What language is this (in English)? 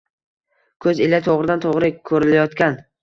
Uzbek